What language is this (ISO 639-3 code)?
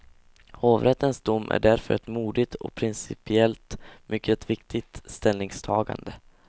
swe